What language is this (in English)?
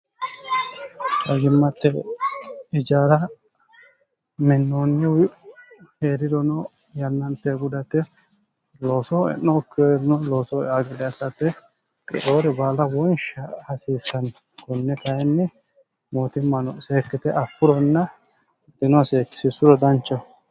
Sidamo